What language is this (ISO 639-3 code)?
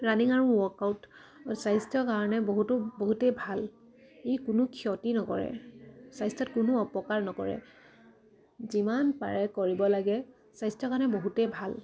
asm